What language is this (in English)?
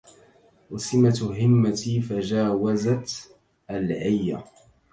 Arabic